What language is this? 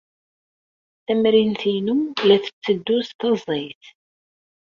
Kabyle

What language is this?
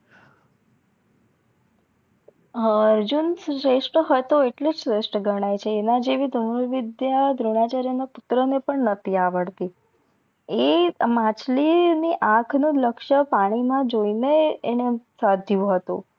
Gujarati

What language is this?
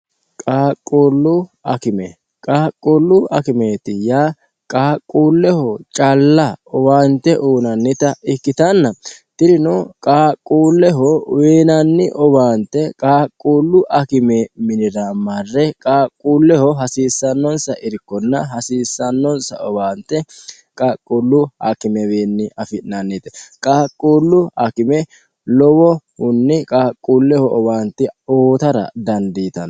Sidamo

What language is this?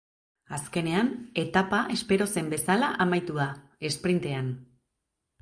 Basque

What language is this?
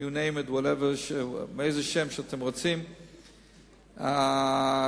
Hebrew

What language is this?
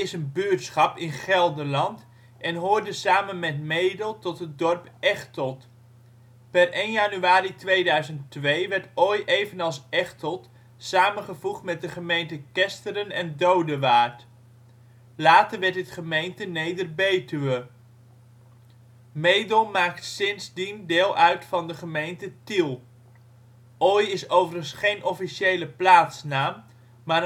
Dutch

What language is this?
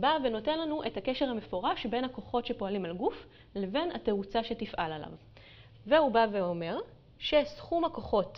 Hebrew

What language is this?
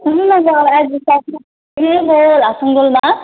Nepali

